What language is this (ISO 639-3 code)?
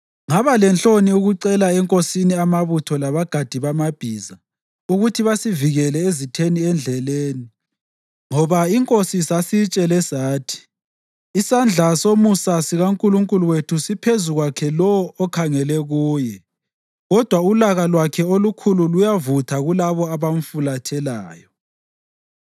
nde